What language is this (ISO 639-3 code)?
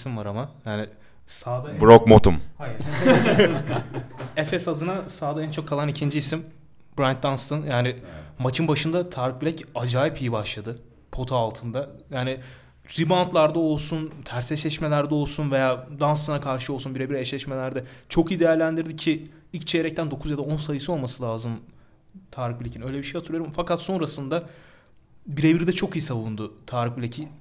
tur